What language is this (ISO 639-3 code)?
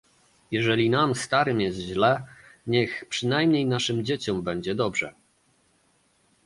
pol